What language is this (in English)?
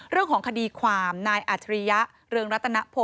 Thai